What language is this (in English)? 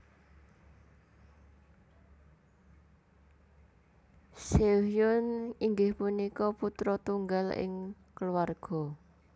Javanese